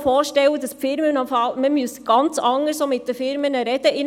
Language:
Swiss German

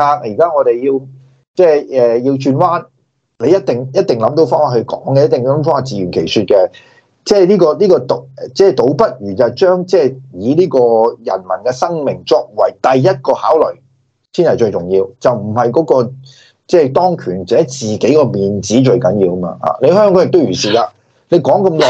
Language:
Chinese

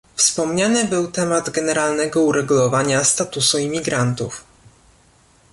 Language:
Polish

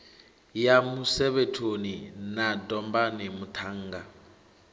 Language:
Venda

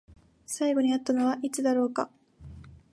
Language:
Japanese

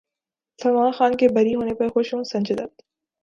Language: Urdu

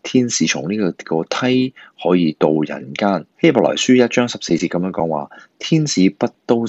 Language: Chinese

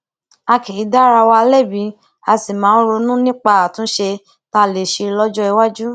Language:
Yoruba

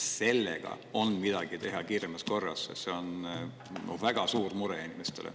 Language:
Estonian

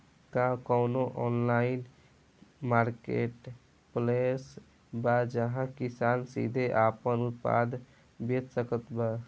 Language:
Bhojpuri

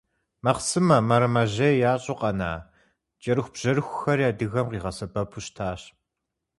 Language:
Kabardian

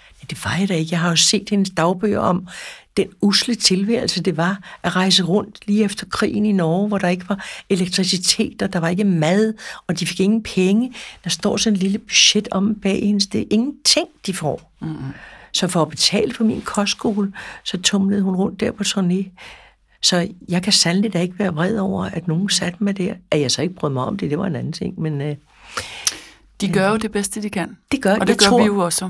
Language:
Danish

